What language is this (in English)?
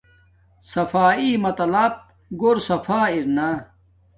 Domaaki